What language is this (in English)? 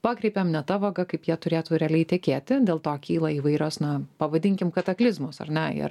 Lithuanian